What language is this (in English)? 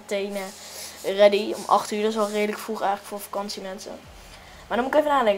Dutch